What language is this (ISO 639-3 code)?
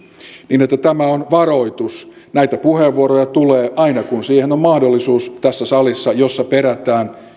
fin